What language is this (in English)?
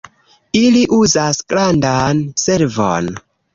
Esperanto